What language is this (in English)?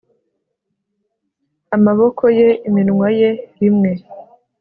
Kinyarwanda